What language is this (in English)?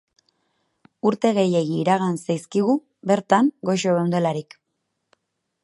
Basque